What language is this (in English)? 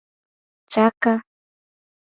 Gen